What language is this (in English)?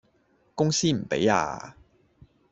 Cantonese